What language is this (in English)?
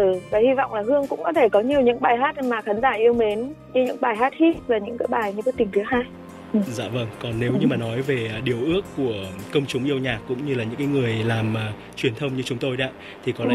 Vietnamese